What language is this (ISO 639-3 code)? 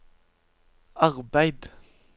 nor